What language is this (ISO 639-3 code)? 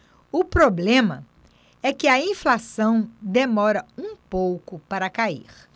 por